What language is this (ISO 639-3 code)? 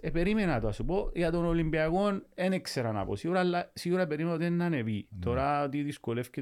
ell